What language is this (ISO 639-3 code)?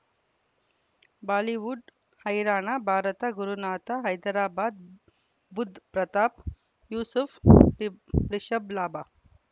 kan